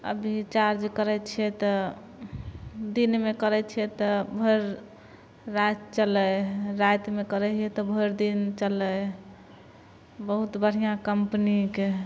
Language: Maithili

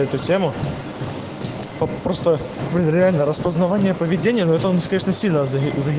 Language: Russian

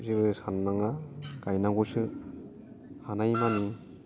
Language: Bodo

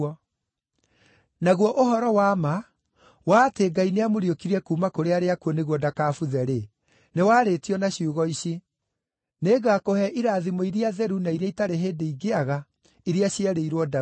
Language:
Kikuyu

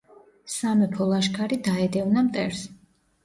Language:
Georgian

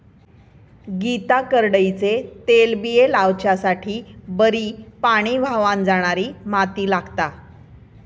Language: Marathi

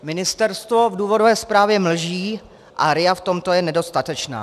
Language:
Czech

